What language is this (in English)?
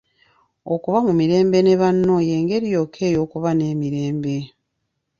Ganda